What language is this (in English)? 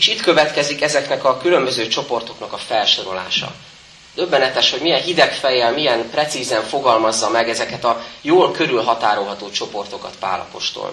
Hungarian